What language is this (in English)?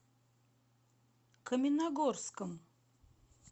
Russian